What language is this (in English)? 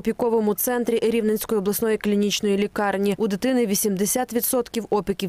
Ukrainian